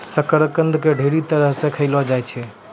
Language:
Maithili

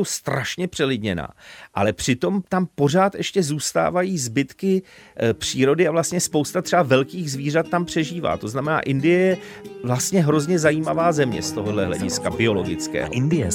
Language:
Czech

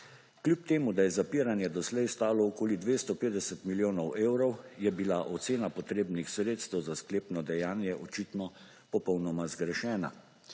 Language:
Slovenian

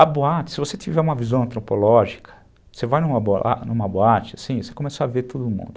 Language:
Portuguese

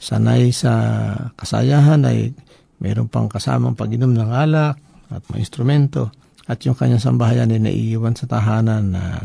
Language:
Filipino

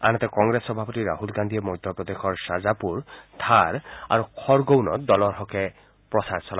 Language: Assamese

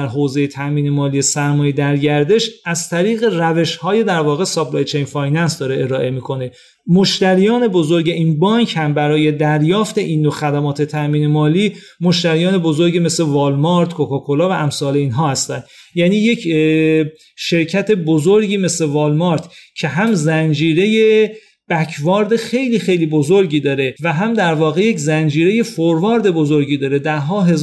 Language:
Persian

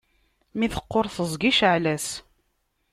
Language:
Kabyle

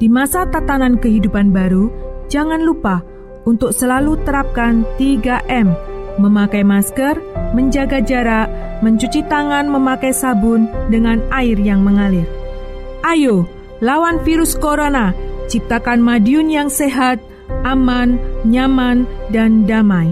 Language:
Indonesian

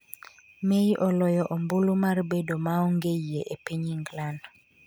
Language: Luo (Kenya and Tanzania)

